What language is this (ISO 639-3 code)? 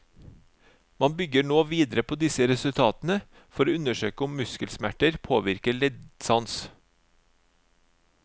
nor